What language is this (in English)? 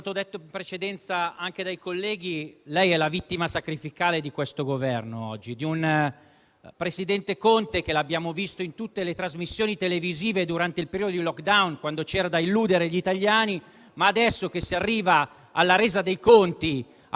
Italian